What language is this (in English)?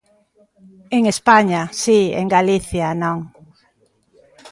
Galician